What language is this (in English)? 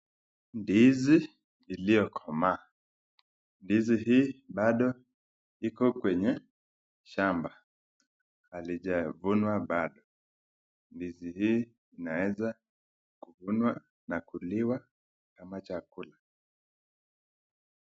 Swahili